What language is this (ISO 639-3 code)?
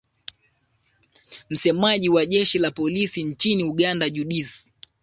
swa